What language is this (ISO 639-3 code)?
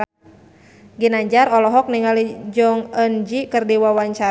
sun